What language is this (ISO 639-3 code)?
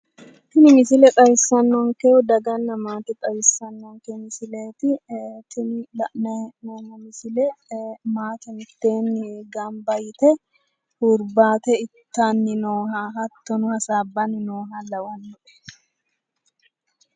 sid